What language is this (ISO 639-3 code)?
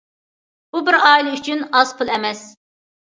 uig